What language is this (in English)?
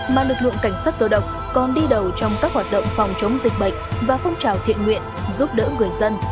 Vietnamese